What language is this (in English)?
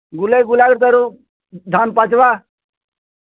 Odia